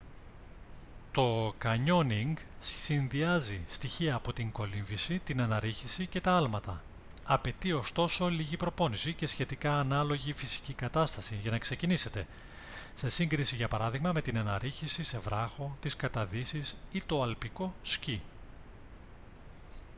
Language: Greek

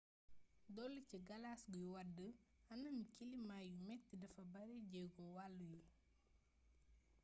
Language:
Wolof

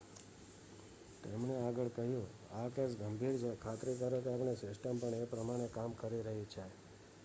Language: Gujarati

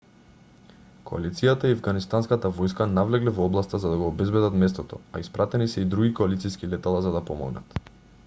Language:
Macedonian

